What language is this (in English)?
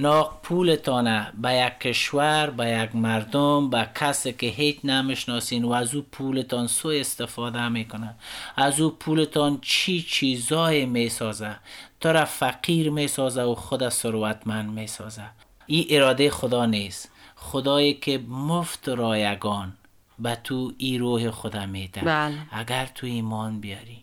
Persian